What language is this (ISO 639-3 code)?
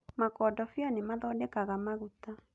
kik